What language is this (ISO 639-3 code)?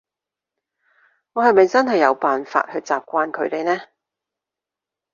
yue